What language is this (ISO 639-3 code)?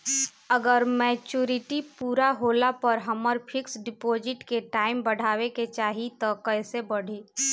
bho